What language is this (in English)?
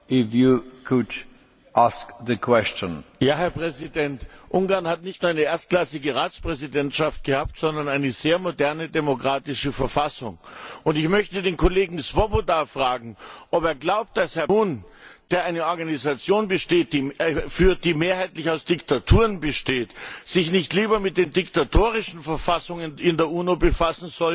German